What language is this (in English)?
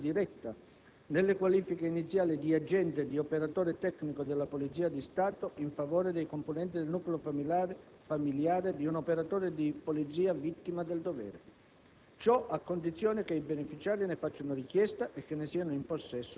Italian